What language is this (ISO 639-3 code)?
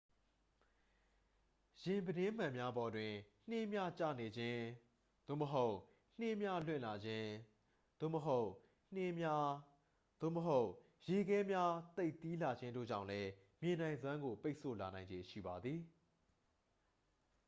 mya